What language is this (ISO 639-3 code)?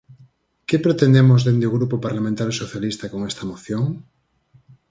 glg